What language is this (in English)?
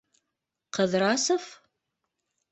Bashkir